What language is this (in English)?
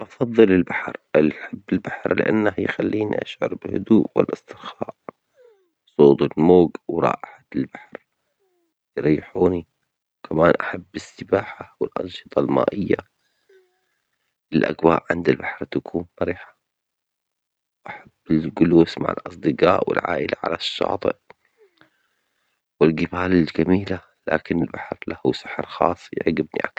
Omani Arabic